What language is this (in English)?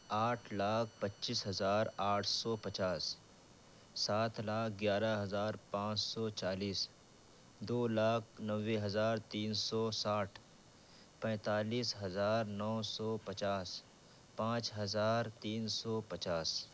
Urdu